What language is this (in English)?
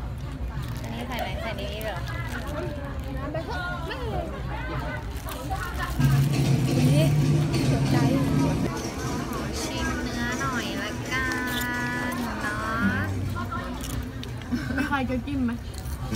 Thai